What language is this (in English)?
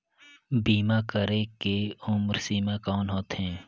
Chhattisgarhi